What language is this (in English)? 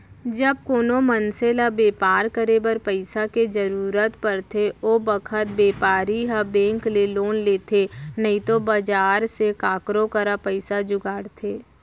Chhattisgarhi